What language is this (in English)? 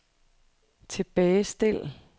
Danish